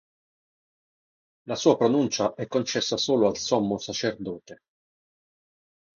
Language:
Italian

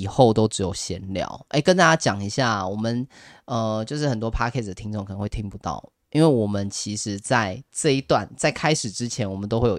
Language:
Chinese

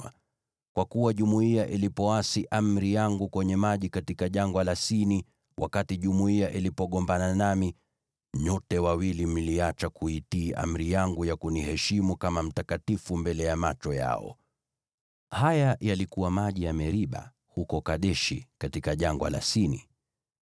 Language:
Swahili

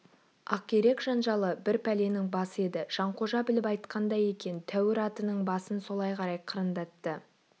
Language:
Kazakh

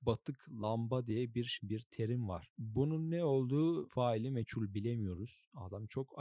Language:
Turkish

